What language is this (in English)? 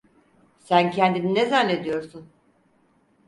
Turkish